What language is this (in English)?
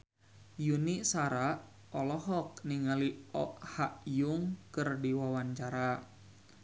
Sundanese